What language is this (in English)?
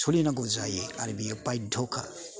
Bodo